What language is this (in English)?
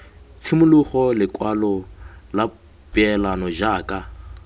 Tswana